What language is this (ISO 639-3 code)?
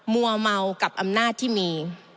tha